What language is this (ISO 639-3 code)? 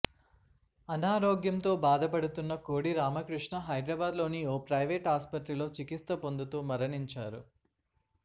tel